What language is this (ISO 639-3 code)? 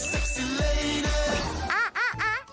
tha